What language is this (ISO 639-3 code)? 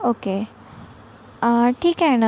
mar